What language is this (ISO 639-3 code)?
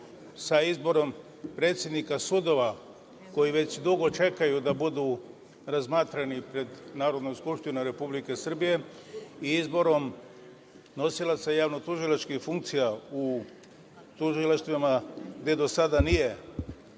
srp